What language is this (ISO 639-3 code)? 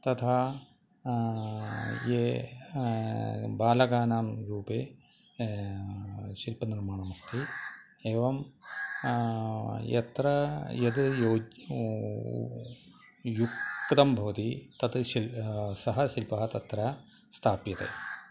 san